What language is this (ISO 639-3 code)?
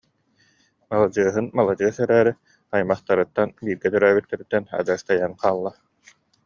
sah